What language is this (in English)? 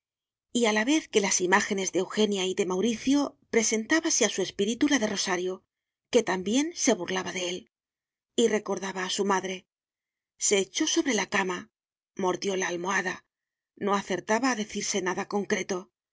Spanish